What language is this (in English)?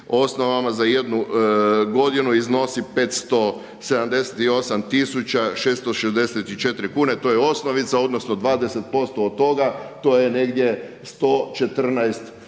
Croatian